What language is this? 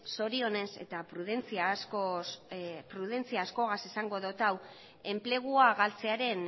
Basque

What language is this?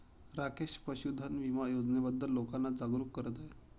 Marathi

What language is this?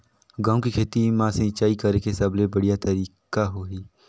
Chhattisgarhi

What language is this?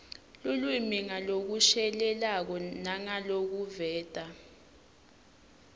Swati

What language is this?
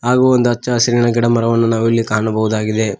Kannada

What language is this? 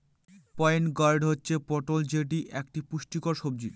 Bangla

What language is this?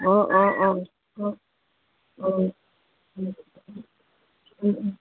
Assamese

